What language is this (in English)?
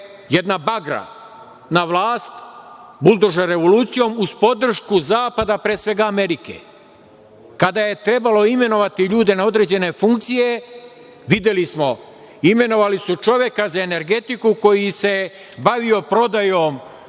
Serbian